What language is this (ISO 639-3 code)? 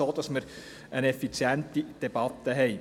gsw